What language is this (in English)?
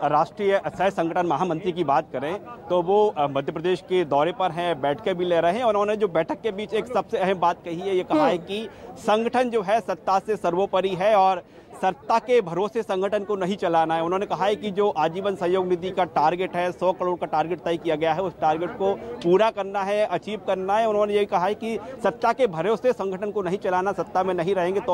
Hindi